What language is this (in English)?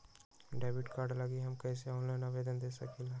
Magahi